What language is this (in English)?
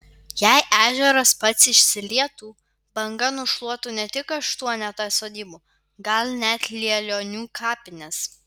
Lithuanian